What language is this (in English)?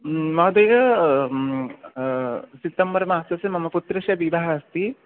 Sanskrit